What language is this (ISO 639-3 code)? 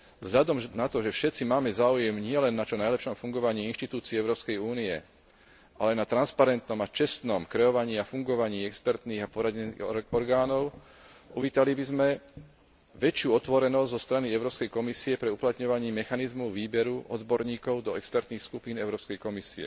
slk